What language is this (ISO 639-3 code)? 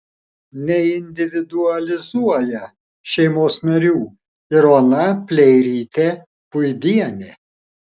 lit